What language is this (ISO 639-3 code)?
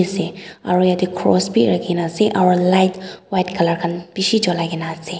nag